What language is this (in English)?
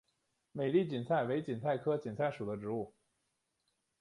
Chinese